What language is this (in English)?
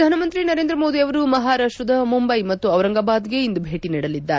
Kannada